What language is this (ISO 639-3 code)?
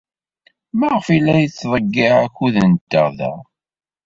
kab